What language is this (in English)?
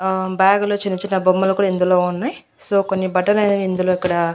Telugu